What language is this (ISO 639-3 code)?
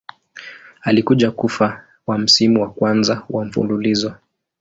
swa